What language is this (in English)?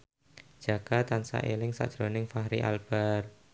Javanese